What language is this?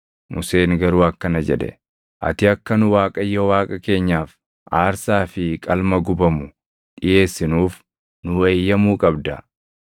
Oromo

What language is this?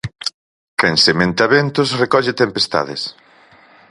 Galician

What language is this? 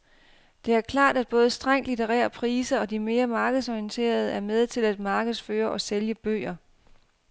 Danish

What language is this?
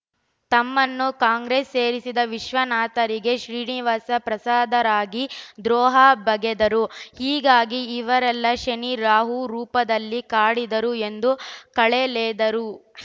Kannada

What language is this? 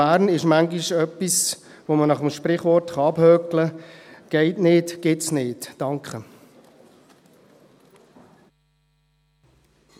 Swiss German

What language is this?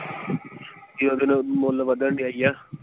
Punjabi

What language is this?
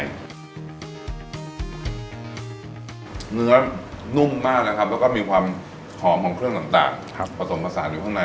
Thai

